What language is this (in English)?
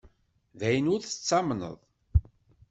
Kabyle